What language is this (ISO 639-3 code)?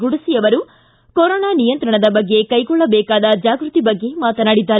kan